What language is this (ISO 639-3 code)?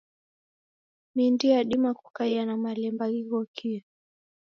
dav